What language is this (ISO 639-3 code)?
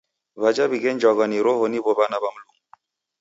dav